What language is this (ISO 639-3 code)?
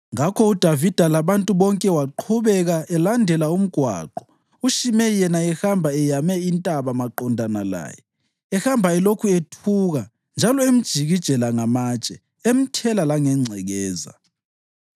nde